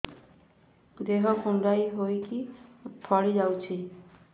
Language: Odia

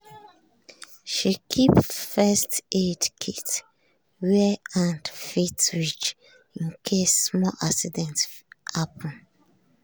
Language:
Nigerian Pidgin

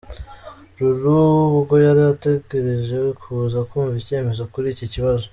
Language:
Kinyarwanda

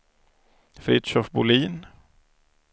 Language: Swedish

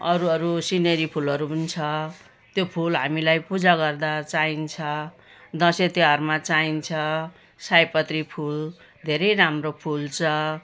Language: Nepali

